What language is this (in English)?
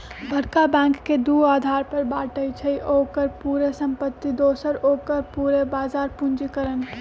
Magahi